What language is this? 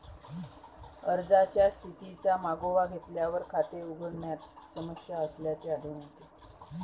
Marathi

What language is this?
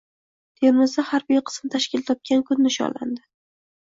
Uzbek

